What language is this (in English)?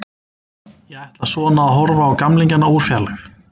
Icelandic